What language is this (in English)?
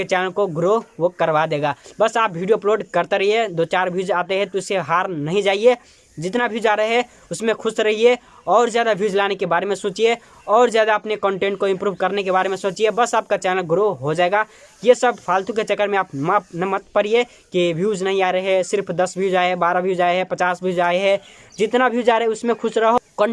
Hindi